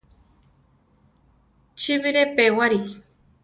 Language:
Central Tarahumara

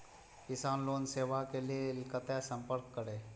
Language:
Maithili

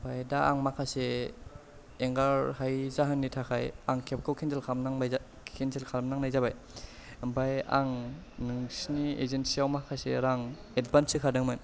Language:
Bodo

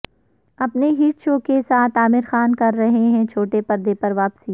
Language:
Urdu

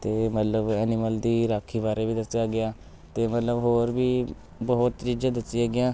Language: Punjabi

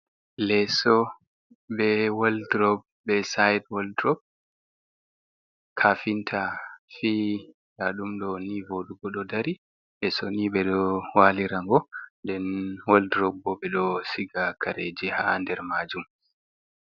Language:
Fula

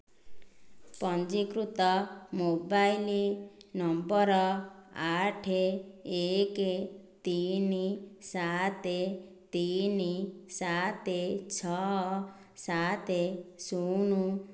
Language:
Odia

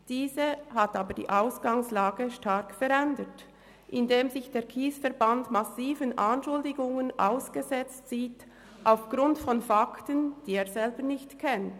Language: Swiss German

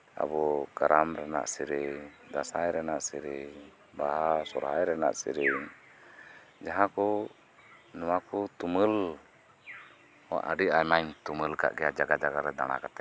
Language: Santali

